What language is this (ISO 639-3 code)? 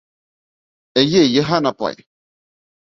bak